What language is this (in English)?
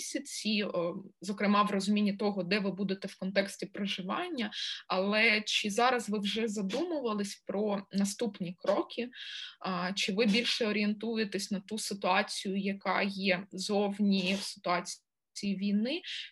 Ukrainian